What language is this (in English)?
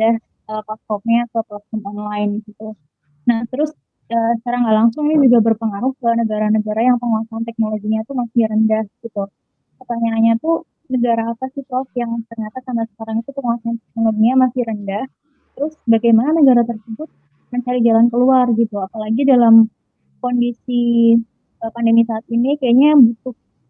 Indonesian